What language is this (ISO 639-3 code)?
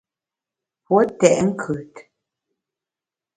bax